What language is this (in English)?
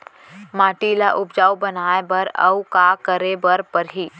Chhattisgarhi